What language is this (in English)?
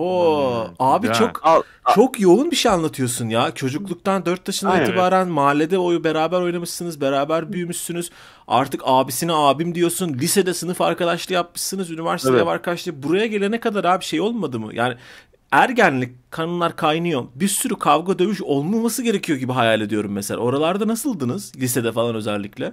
Turkish